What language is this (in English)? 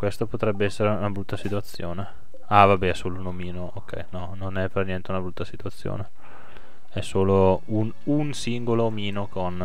Italian